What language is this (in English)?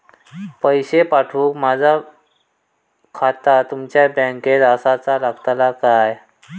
Marathi